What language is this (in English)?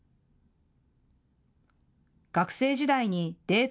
Japanese